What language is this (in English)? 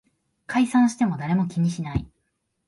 Japanese